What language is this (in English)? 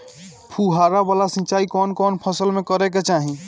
Bhojpuri